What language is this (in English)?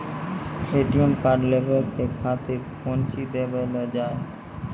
Maithili